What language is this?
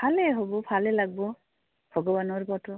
Assamese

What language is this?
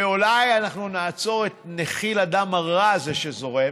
Hebrew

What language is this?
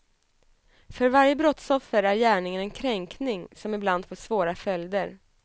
Swedish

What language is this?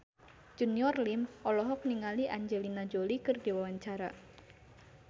Sundanese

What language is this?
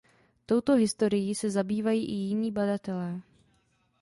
Czech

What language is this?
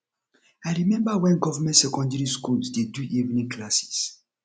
Nigerian Pidgin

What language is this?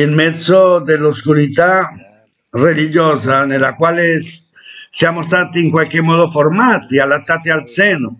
Italian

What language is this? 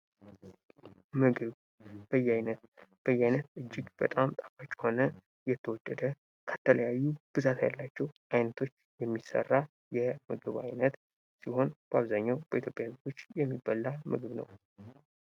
Amharic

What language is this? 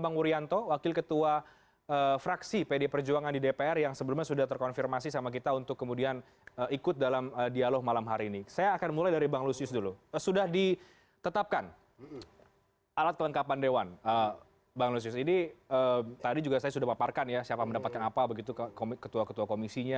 Indonesian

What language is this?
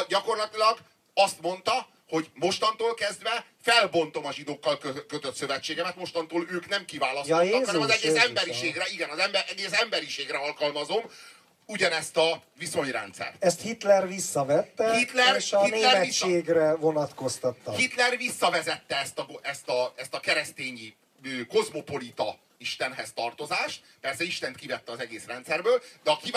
Hungarian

